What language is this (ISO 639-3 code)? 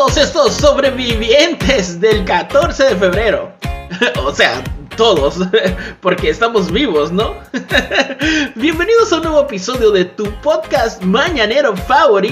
spa